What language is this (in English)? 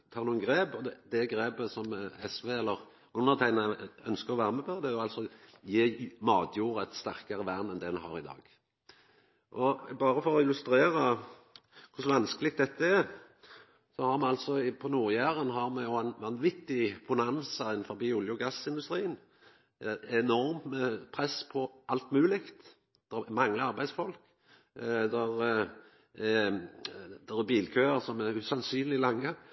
Norwegian Nynorsk